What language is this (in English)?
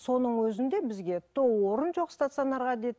Kazakh